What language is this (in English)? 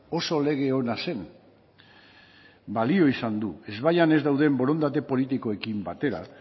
Basque